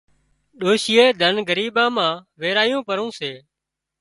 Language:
Wadiyara Koli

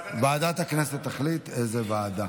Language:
Hebrew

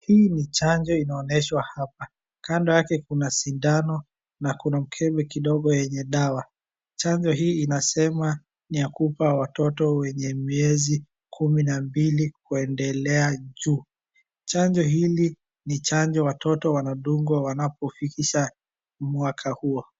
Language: Swahili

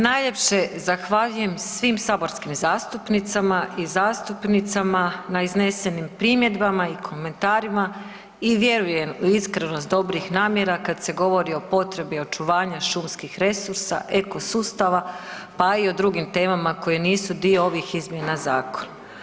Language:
Croatian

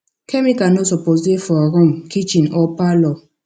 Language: Nigerian Pidgin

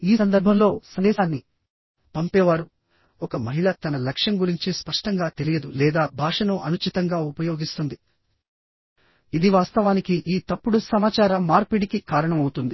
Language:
Telugu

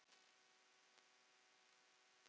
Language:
Icelandic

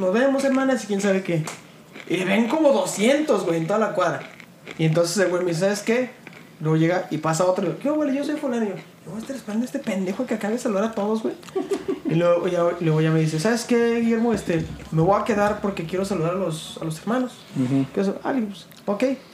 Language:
Spanish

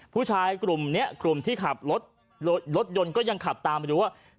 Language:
Thai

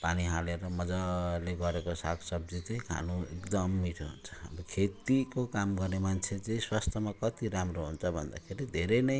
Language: Nepali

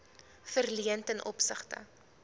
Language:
Afrikaans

